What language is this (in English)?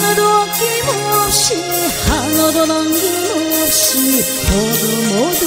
Vietnamese